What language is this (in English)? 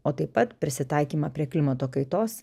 Lithuanian